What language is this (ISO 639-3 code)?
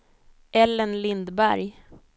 swe